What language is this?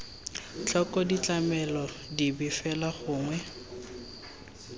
Tswana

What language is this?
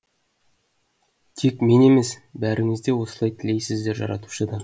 Kazakh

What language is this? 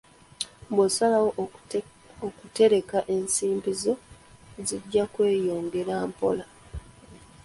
Ganda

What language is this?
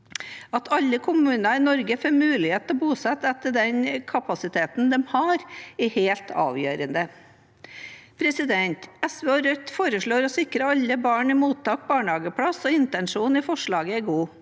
Norwegian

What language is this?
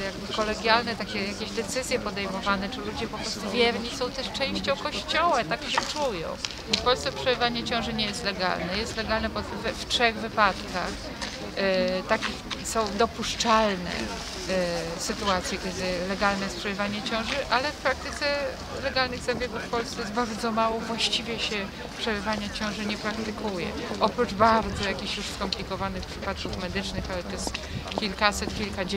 Polish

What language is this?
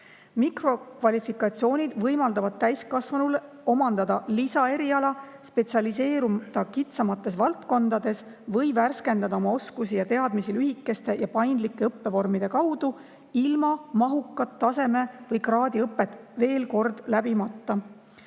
Estonian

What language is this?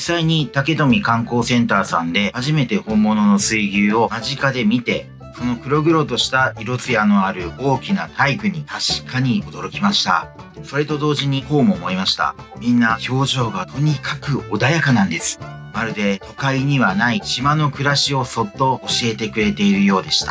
Japanese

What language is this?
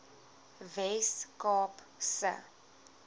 Afrikaans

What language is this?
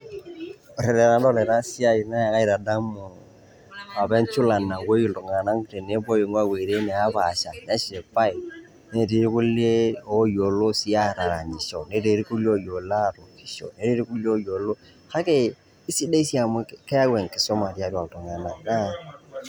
Masai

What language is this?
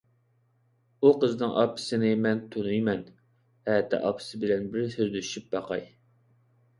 Uyghur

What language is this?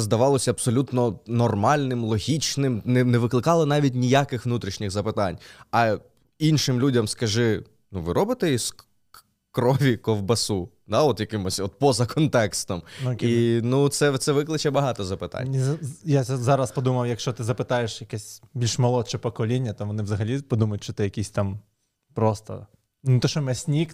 Ukrainian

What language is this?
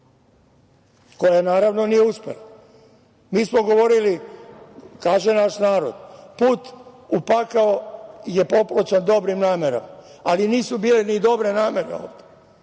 Serbian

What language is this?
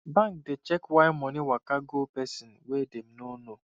Nigerian Pidgin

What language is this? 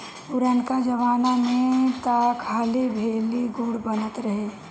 Bhojpuri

